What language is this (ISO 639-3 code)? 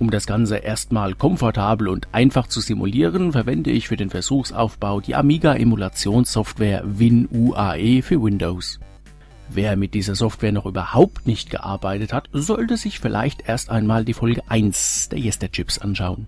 deu